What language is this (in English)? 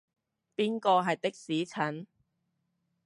Cantonese